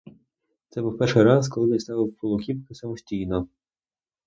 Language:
Ukrainian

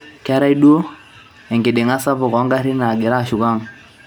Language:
Masai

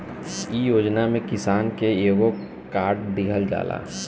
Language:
Bhojpuri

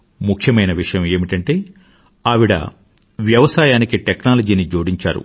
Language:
Telugu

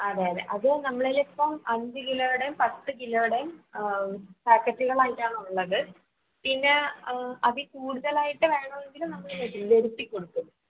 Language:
Malayalam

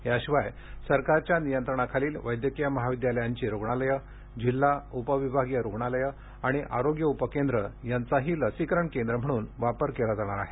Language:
Marathi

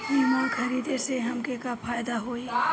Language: Bhojpuri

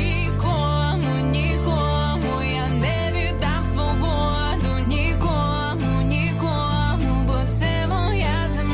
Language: Ukrainian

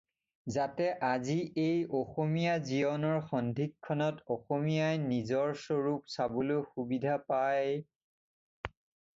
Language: Assamese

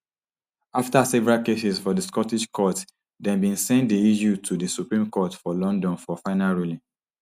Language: Nigerian Pidgin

